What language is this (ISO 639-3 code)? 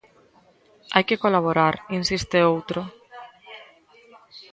glg